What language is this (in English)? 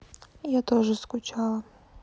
Russian